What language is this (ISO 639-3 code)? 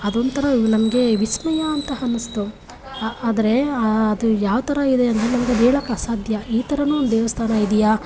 kan